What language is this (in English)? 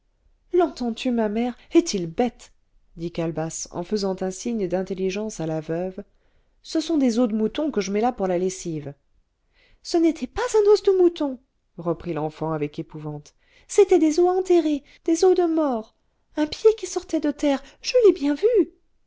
French